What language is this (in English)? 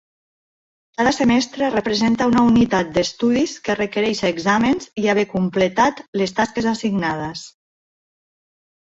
Catalan